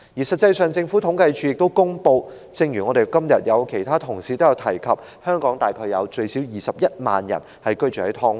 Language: Cantonese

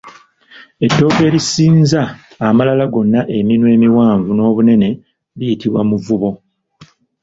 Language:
Ganda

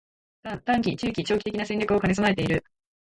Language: Japanese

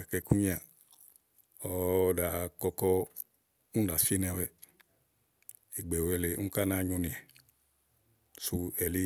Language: Igo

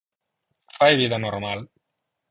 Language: Galician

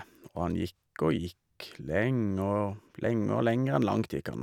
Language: Norwegian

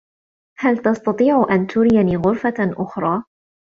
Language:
Arabic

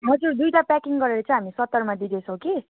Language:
Nepali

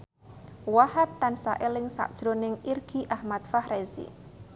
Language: Javanese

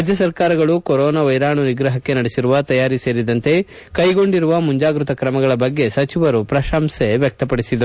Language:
Kannada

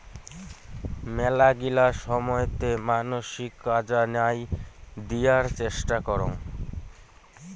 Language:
Bangla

